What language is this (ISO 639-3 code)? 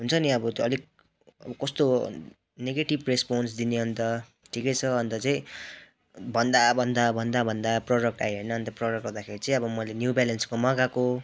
nep